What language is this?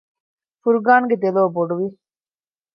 Divehi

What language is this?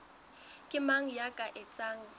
Southern Sotho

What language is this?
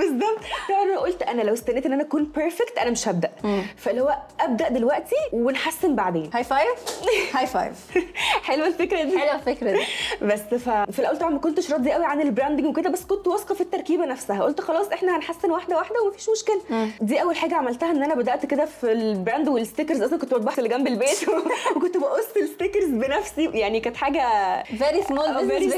Arabic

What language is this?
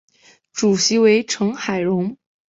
Chinese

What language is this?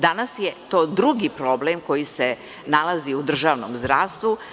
Serbian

